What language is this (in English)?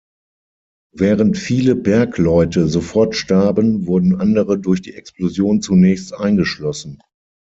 German